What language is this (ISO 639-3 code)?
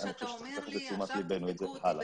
heb